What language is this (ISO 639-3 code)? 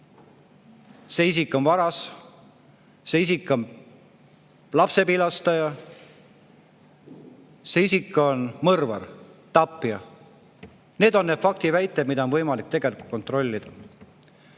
est